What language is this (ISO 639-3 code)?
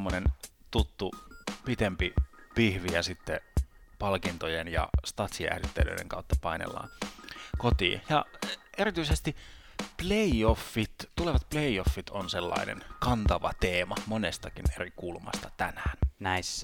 fin